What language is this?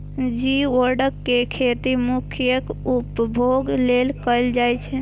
Maithili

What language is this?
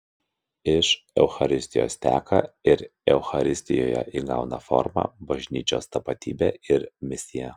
Lithuanian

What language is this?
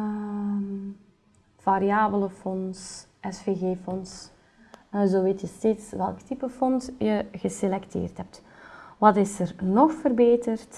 Dutch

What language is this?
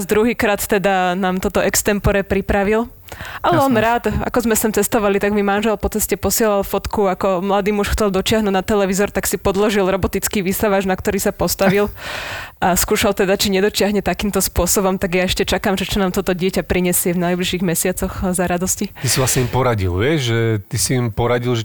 Slovak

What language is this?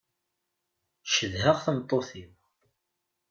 Kabyle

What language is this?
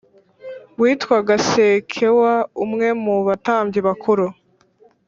Kinyarwanda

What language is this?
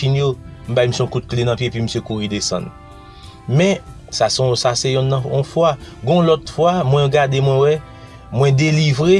French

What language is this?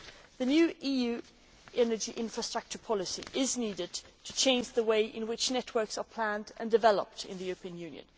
English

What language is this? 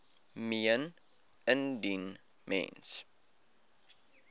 Afrikaans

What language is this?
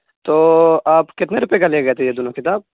Urdu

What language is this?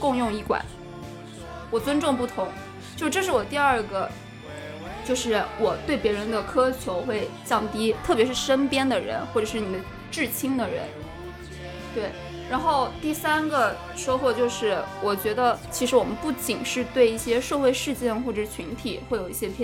Chinese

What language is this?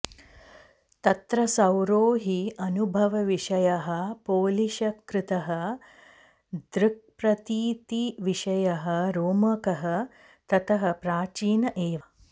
Sanskrit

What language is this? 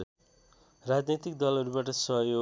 Nepali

